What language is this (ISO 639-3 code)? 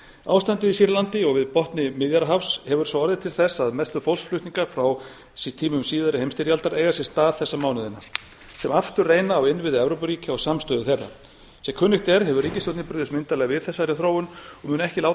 isl